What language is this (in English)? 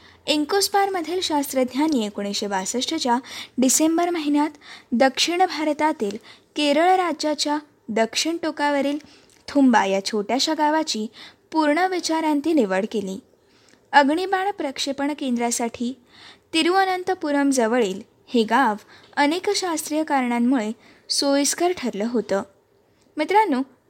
Marathi